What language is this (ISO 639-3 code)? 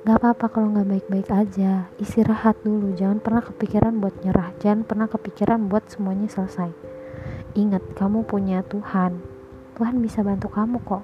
ind